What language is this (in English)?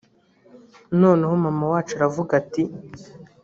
Kinyarwanda